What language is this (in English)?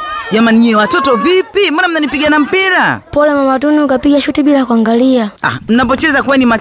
Swahili